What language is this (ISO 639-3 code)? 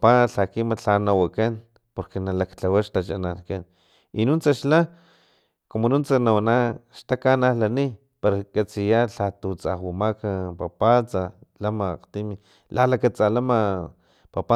tlp